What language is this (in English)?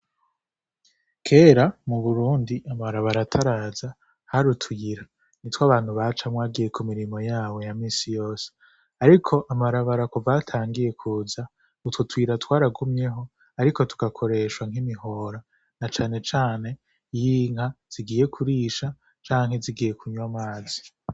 Rundi